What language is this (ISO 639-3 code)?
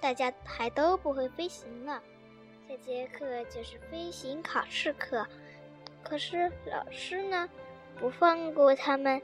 zho